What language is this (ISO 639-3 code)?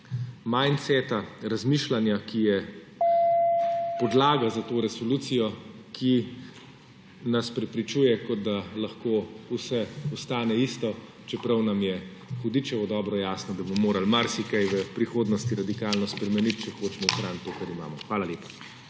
slv